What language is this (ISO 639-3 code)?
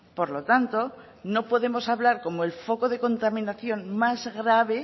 spa